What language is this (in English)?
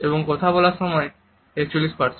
Bangla